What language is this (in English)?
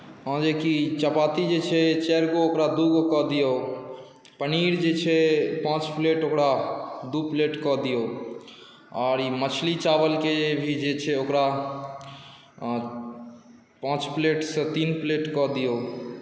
Maithili